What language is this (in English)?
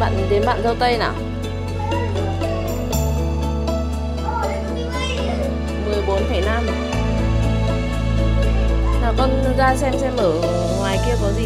Vietnamese